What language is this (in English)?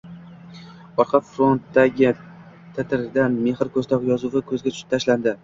Uzbek